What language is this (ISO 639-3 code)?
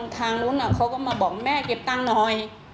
tha